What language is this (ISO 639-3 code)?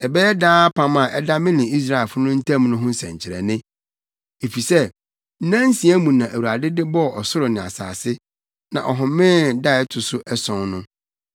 aka